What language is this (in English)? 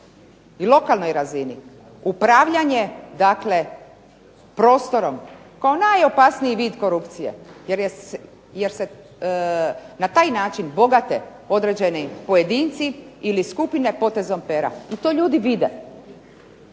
Croatian